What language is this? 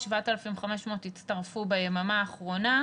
Hebrew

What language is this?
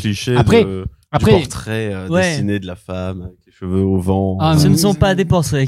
French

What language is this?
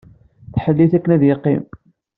Kabyle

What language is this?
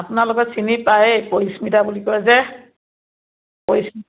Assamese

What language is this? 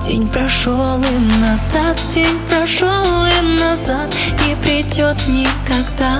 Russian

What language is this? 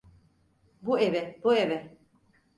Turkish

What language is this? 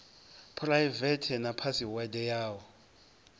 Venda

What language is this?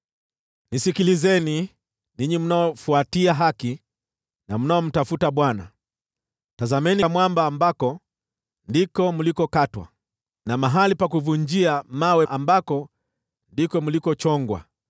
Swahili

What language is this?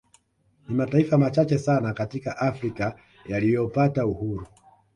Swahili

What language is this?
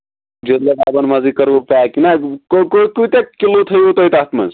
Kashmiri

